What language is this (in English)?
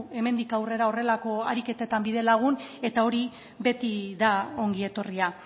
Basque